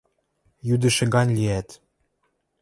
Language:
Western Mari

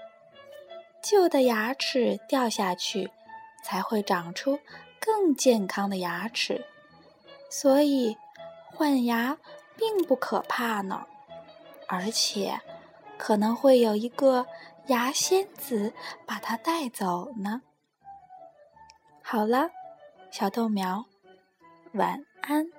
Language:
Chinese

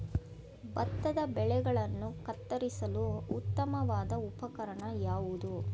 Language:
Kannada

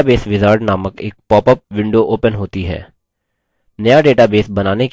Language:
Hindi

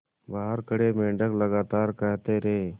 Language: Hindi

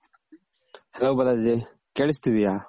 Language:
Kannada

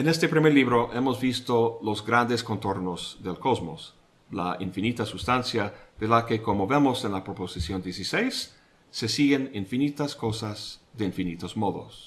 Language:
Spanish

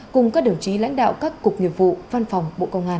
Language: Vietnamese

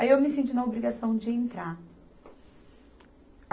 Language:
Portuguese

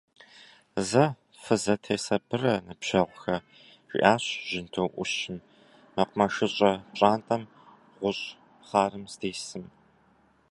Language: Kabardian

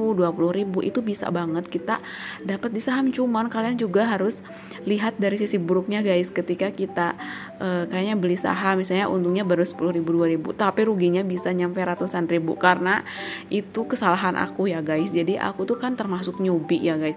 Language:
Indonesian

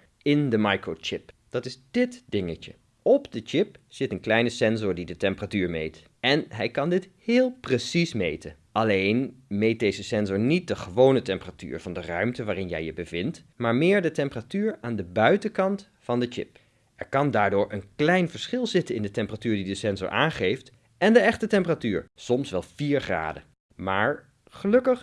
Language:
Dutch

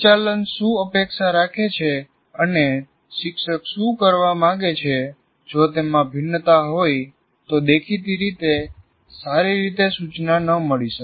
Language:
Gujarati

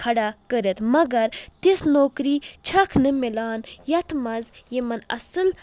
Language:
Kashmiri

